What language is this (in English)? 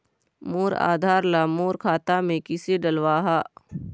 Chhattisgarhi